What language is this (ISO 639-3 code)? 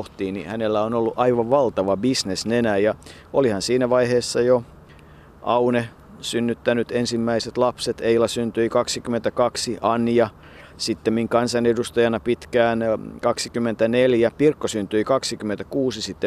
fin